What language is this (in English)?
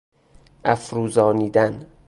Persian